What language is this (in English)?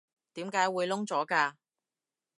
Cantonese